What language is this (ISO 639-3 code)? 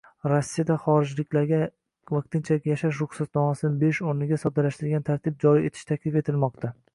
uzb